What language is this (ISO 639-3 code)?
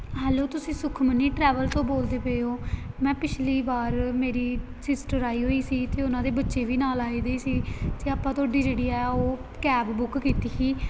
pan